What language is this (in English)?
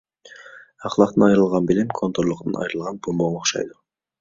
Uyghur